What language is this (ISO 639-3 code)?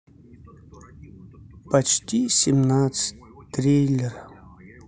rus